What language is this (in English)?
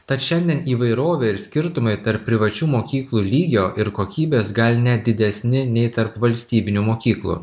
Lithuanian